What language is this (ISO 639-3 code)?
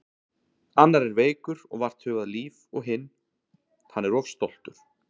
isl